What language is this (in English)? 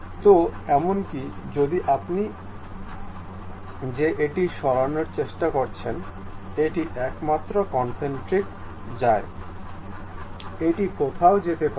Bangla